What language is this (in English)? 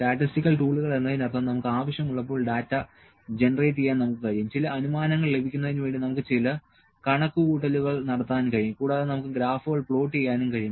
Malayalam